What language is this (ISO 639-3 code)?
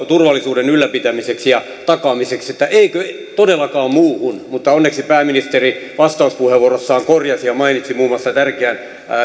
fin